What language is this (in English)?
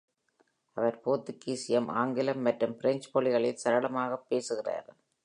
Tamil